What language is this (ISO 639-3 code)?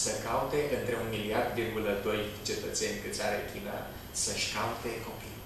ron